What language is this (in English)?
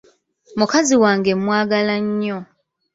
Ganda